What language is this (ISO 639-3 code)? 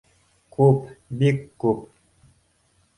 bak